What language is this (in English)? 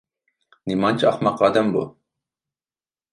Uyghur